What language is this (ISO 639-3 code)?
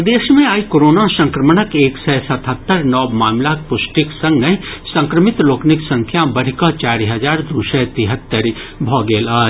mai